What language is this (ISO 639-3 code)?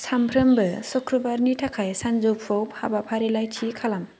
brx